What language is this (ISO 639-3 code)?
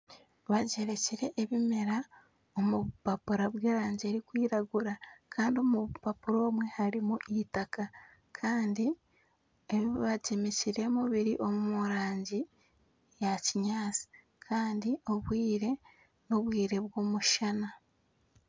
nyn